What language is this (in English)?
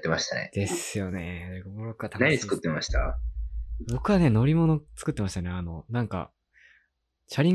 Japanese